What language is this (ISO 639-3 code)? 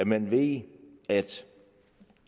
dan